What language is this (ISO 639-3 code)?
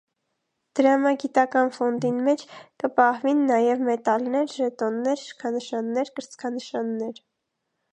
hye